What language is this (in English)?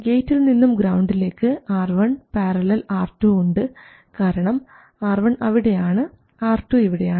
Malayalam